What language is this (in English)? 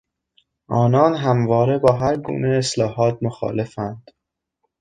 Persian